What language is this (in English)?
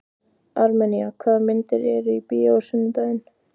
Icelandic